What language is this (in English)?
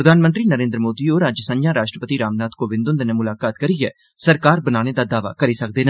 Dogri